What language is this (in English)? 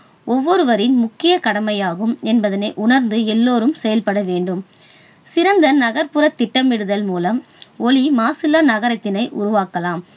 Tamil